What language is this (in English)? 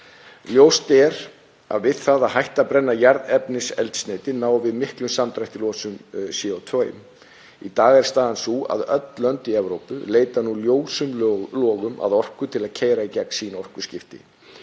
Icelandic